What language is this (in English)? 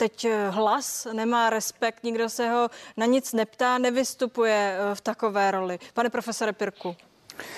Czech